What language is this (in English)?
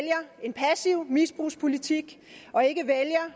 Danish